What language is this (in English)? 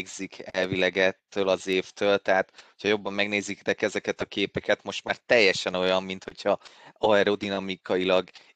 Hungarian